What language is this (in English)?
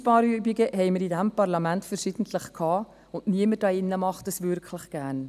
Swiss German